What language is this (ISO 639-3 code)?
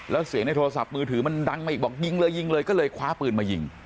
tha